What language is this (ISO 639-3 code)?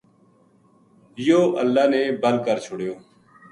gju